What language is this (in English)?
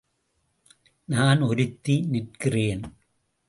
Tamil